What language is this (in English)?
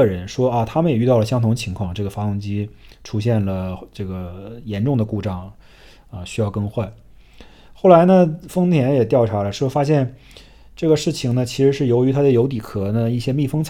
Chinese